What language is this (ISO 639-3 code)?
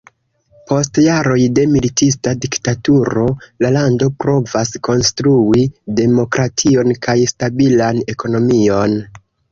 epo